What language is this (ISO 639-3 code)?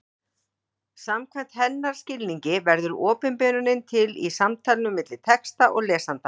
isl